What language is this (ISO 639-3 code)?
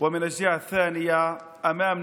heb